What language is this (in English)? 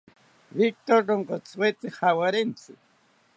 South Ucayali Ashéninka